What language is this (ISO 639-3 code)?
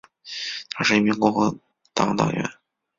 zho